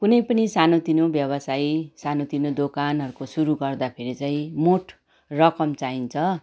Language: Nepali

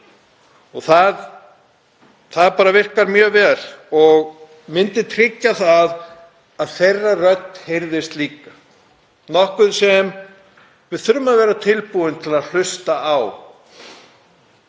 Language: Icelandic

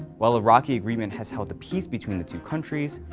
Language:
English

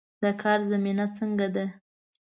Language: Pashto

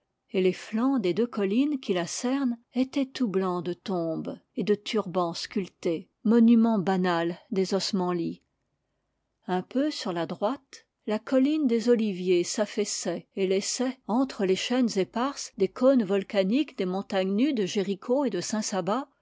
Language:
French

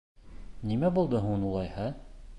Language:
Bashkir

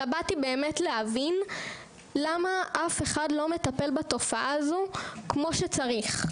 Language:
Hebrew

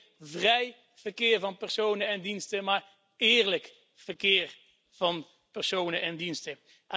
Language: Dutch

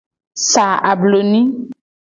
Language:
Gen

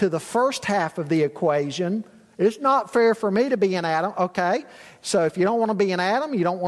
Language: English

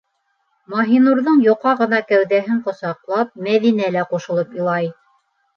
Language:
Bashkir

